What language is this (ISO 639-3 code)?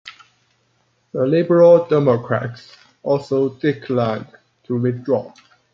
eng